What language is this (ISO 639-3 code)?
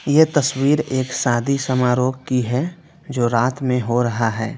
hin